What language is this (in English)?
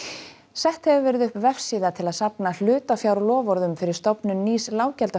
Icelandic